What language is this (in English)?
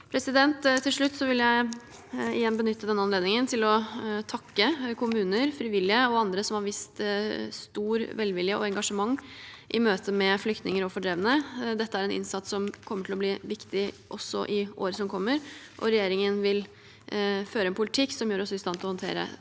Norwegian